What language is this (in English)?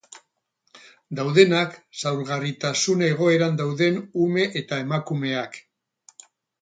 Basque